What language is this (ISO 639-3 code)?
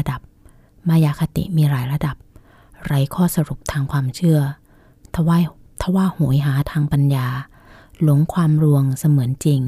tha